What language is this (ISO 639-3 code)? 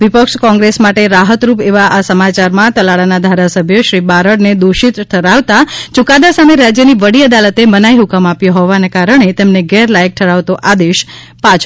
guj